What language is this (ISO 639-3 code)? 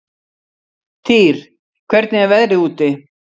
isl